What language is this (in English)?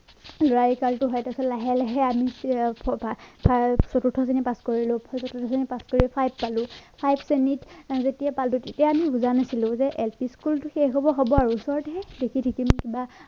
Assamese